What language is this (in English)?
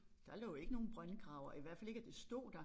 Danish